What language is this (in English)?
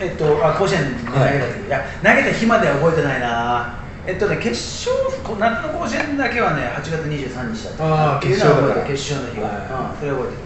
Japanese